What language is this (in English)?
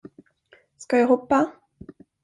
Swedish